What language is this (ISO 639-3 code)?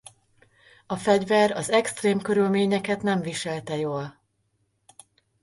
hun